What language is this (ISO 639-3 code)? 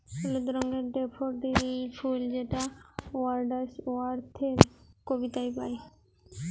ben